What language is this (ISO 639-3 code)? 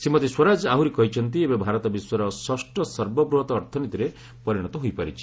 ori